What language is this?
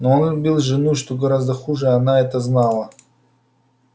Russian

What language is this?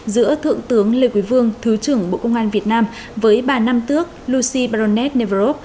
Vietnamese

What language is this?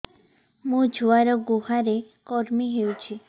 Odia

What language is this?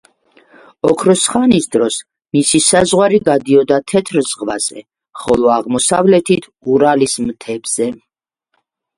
Georgian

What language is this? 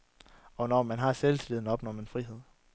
Danish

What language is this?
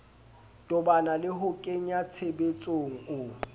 Southern Sotho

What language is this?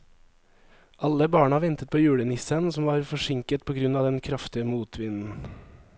Norwegian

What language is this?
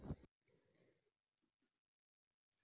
Maithili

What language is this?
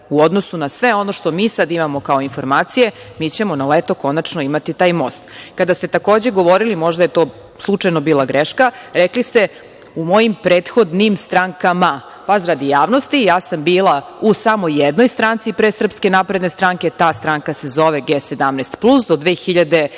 Serbian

